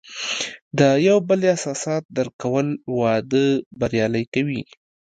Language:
Pashto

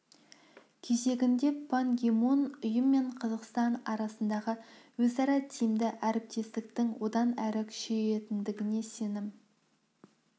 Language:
Kazakh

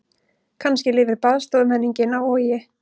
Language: Icelandic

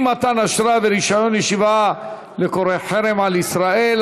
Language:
Hebrew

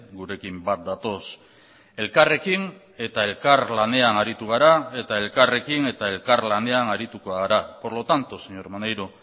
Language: Basque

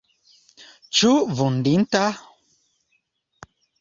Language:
Esperanto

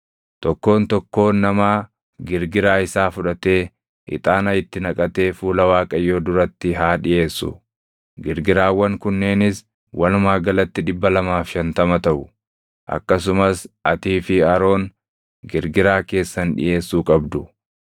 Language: Oromo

